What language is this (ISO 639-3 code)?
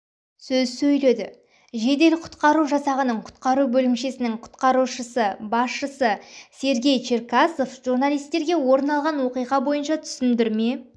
kaz